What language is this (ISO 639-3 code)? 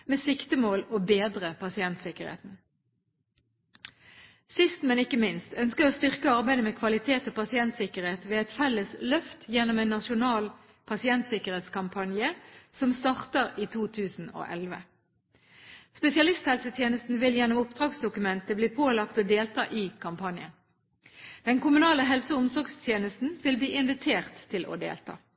nob